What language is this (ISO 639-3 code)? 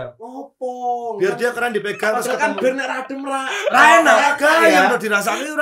ind